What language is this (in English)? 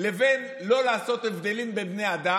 Hebrew